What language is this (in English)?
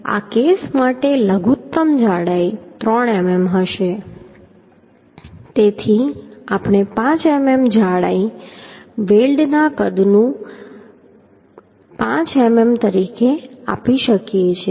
Gujarati